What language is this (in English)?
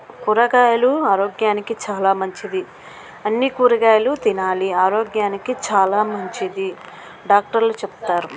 Telugu